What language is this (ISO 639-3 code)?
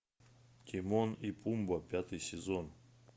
rus